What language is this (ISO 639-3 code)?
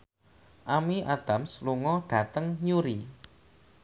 jav